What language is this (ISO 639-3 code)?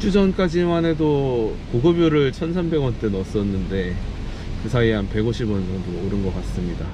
kor